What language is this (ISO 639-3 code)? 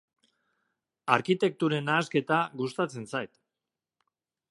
eus